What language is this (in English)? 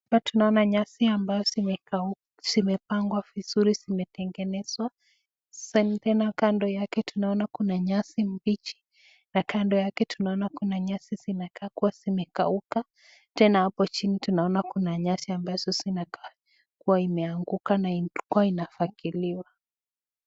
Swahili